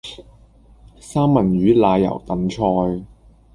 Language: Cantonese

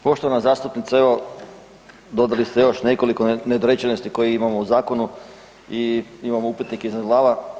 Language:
Croatian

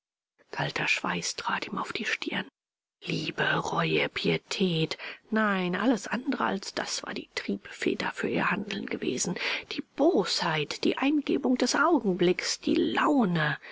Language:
German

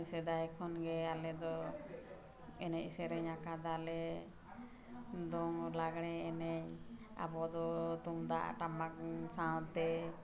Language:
Santali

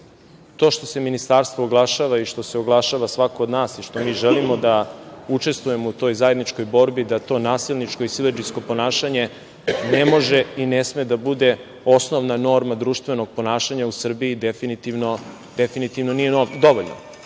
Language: Serbian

